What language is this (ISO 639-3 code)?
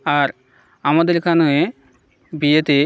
ben